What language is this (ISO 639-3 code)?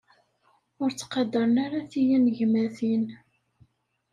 kab